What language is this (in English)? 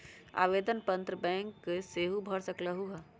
Magahi